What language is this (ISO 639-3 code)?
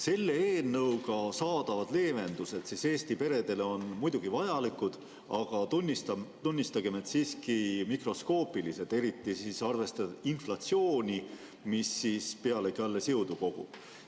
est